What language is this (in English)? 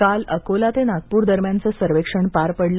Marathi